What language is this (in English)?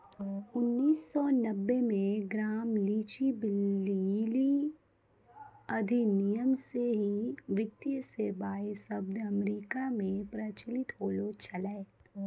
Maithili